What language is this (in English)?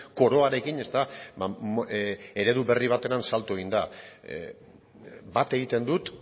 Basque